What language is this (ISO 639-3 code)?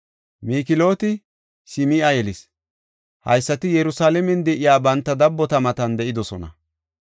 gof